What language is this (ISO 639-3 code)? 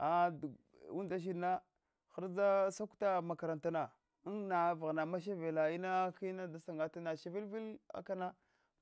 hwo